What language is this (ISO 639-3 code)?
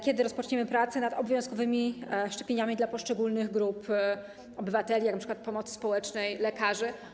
pol